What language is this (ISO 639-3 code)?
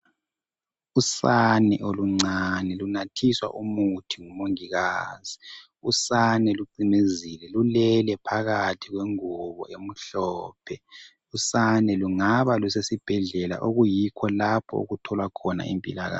nde